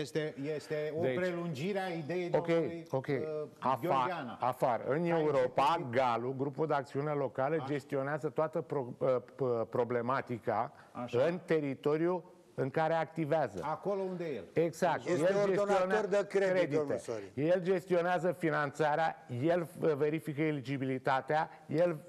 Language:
Romanian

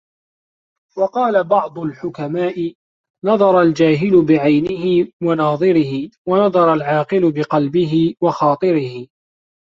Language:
Arabic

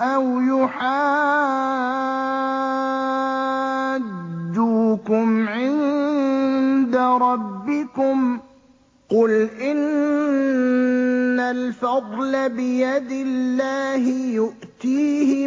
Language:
Arabic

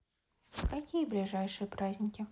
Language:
Russian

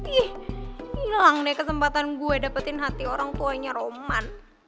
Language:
Indonesian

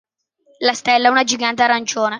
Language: Italian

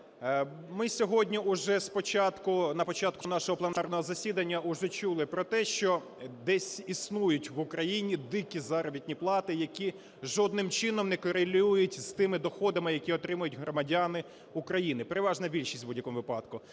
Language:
Ukrainian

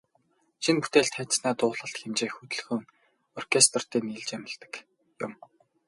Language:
Mongolian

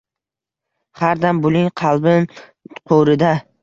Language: Uzbek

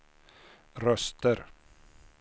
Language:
Swedish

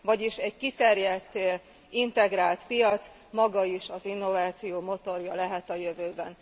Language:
Hungarian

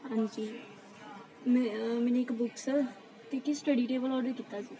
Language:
Punjabi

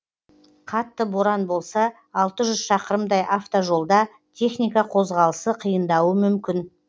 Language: Kazakh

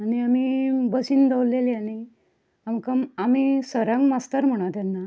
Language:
Konkani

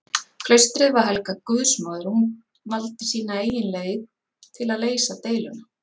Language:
Icelandic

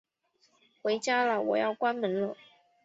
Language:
Chinese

